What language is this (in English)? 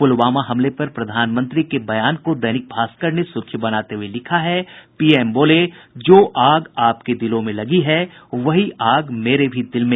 Hindi